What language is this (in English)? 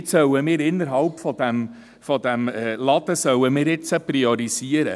Swiss German